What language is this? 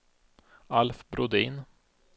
Swedish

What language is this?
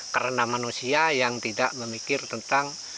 Indonesian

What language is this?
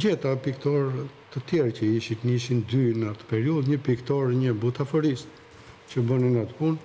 Romanian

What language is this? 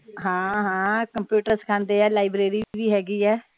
Punjabi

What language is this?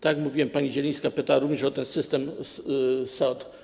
Polish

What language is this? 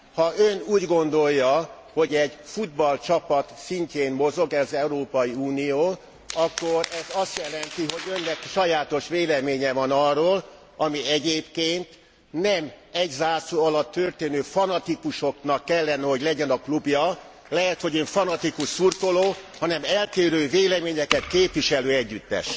Hungarian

